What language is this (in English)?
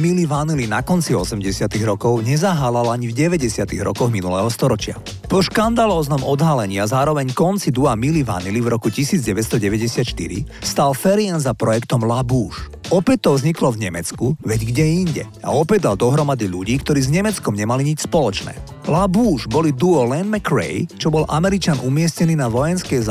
Slovak